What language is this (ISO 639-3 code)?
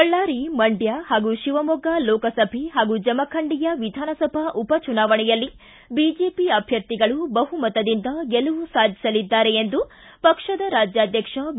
kan